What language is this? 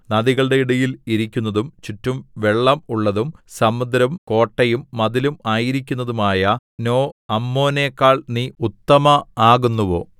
Malayalam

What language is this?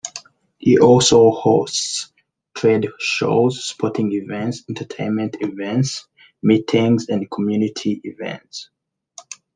English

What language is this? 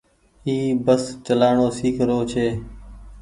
Goaria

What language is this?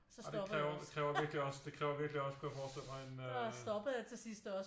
Danish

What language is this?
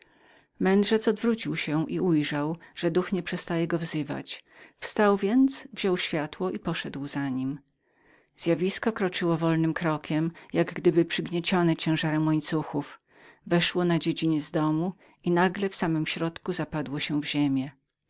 Polish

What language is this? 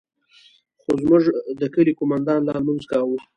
Pashto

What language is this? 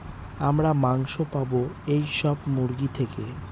Bangla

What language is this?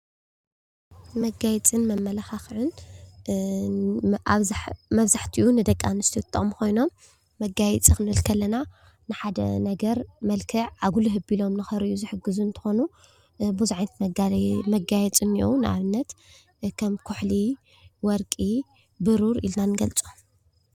Tigrinya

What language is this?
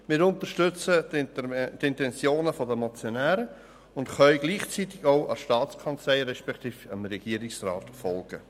Swiss German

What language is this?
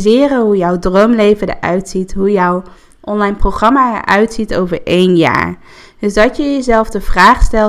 Dutch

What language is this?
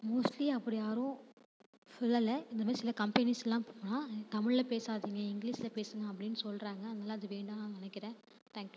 Tamil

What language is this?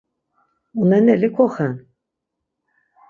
Laz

